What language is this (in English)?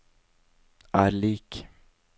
Norwegian